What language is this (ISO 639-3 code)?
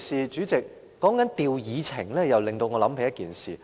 yue